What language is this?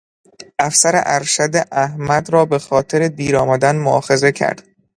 Persian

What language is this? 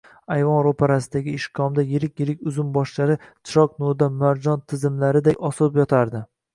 Uzbek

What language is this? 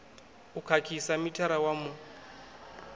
Venda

